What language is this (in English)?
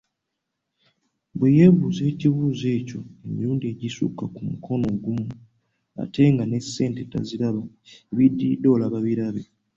Ganda